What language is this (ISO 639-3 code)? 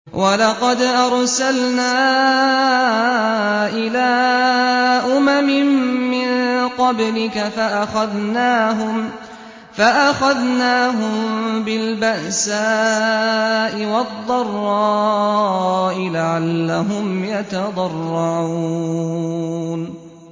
ara